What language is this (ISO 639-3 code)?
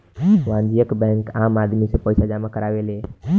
bho